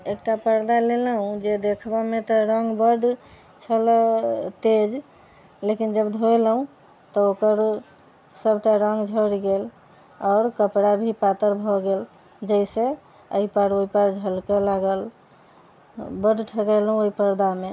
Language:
Maithili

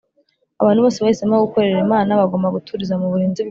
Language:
Kinyarwanda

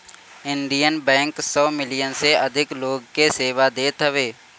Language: Bhojpuri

